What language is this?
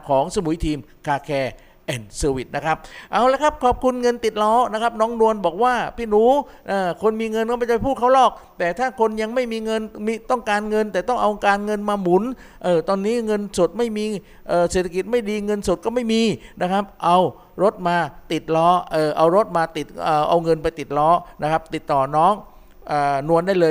Thai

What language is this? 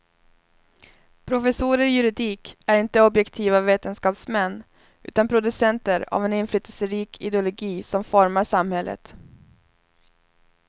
Swedish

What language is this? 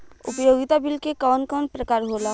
Bhojpuri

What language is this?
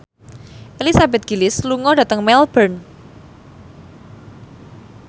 Javanese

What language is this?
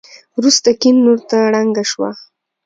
Pashto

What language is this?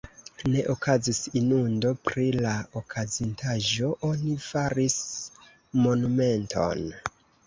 Esperanto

